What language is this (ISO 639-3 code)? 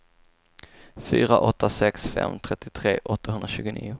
swe